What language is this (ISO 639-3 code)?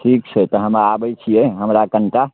mai